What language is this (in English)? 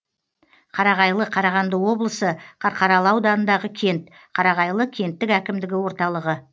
Kazakh